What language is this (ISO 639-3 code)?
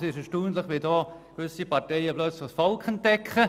gsw